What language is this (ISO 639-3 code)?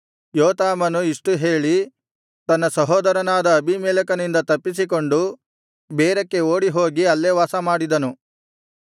kan